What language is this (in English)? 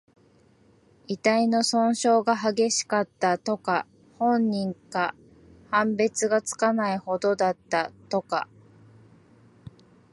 Japanese